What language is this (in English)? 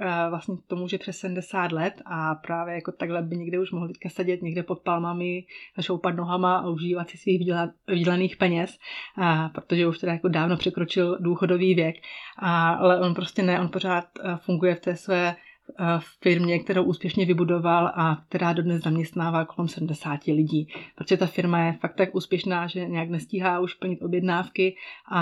Czech